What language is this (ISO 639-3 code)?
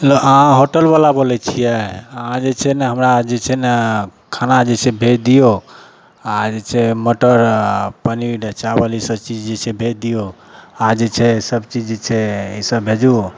mai